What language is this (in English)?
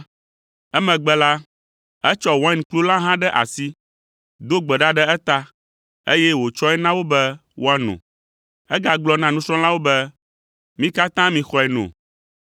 Ewe